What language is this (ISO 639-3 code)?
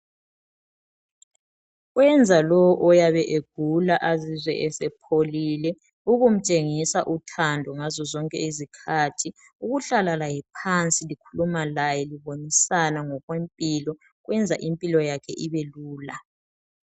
nde